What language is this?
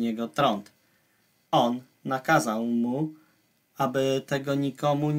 Polish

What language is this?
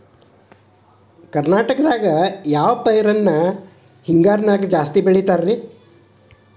Kannada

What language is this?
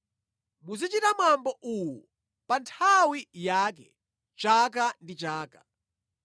Nyanja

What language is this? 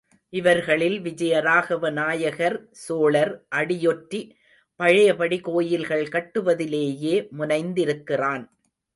Tamil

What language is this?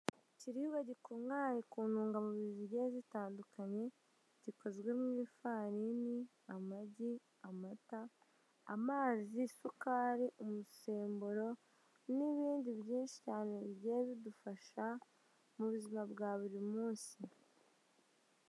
Kinyarwanda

